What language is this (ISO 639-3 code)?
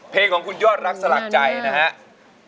tha